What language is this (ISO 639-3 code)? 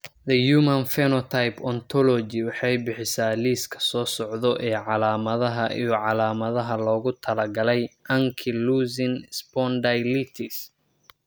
som